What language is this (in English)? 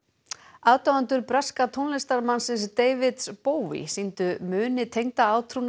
Icelandic